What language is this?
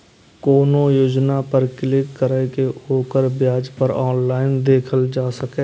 Maithili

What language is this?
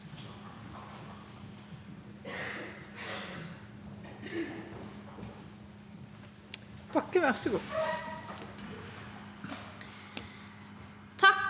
Norwegian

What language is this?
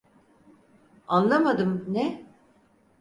Turkish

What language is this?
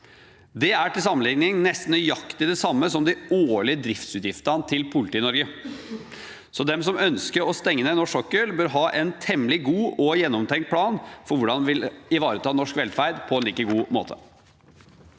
Norwegian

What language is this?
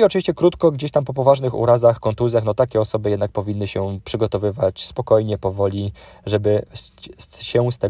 Polish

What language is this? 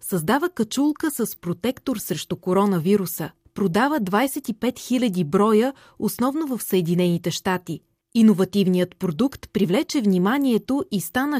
Bulgarian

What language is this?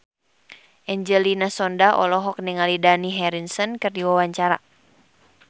Sundanese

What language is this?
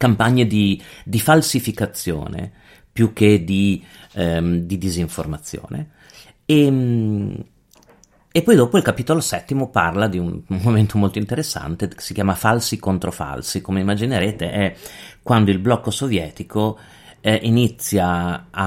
Italian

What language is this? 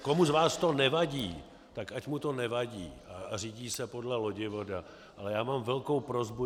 Czech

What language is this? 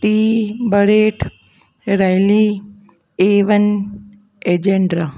Sindhi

